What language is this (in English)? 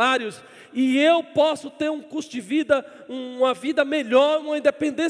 Portuguese